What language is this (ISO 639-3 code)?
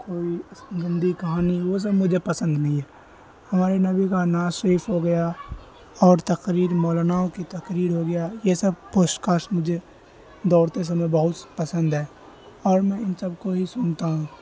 urd